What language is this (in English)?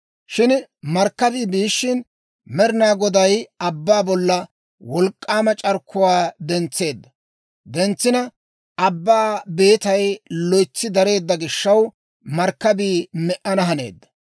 Dawro